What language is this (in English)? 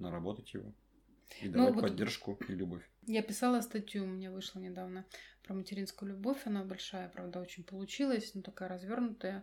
Russian